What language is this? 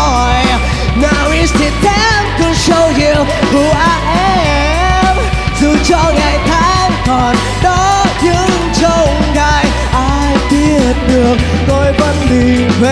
Vietnamese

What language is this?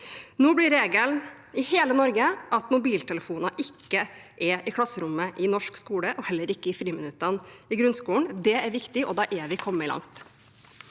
Norwegian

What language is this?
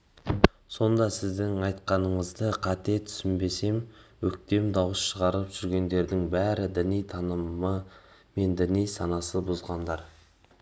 Kazakh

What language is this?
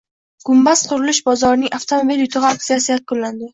Uzbek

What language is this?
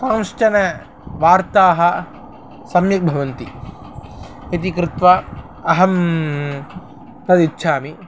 Sanskrit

